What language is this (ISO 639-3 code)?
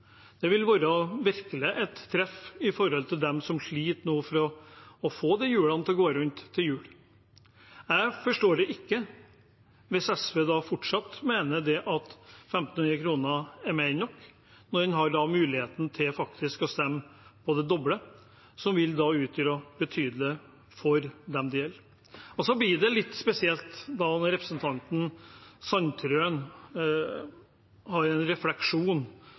nob